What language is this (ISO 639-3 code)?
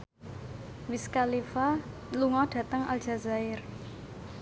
jav